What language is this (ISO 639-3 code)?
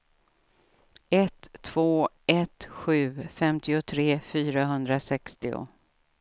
swe